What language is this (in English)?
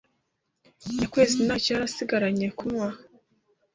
Kinyarwanda